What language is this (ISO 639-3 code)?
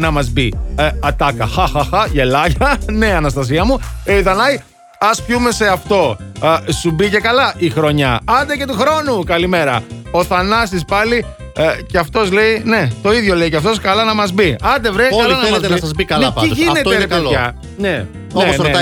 ell